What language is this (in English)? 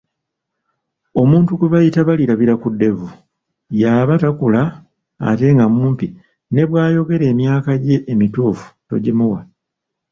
Ganda